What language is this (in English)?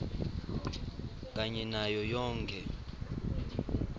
Swati